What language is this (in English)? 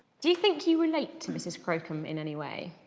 English